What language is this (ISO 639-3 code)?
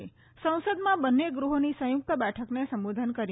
guj